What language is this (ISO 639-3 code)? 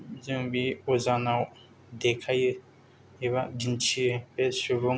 brx